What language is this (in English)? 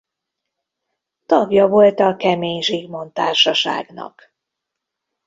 Hungarian